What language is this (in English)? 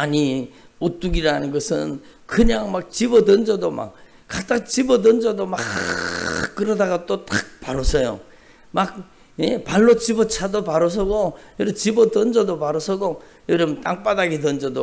Korean